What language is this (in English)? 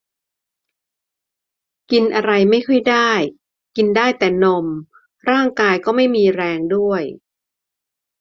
Thai